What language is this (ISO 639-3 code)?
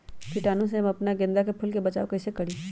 mag